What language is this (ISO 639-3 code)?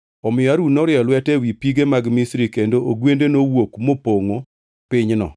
luo